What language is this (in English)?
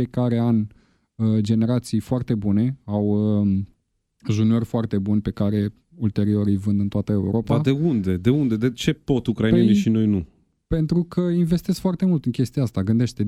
Romanian